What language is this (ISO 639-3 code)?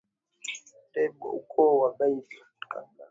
swa